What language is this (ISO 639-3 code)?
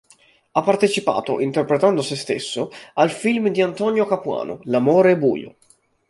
ita